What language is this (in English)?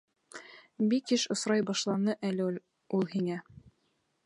Bashkir